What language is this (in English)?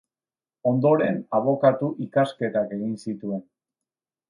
Basque